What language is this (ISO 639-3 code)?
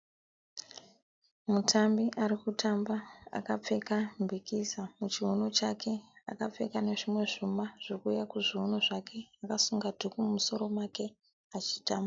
sna